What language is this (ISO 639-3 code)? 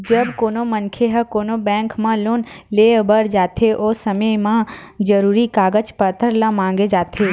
hne